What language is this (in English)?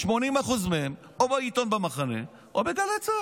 Hebrew